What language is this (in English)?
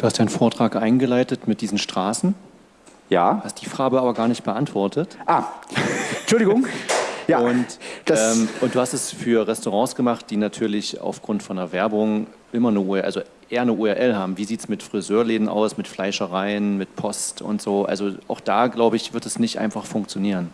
German